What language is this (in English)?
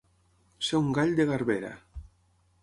Catalan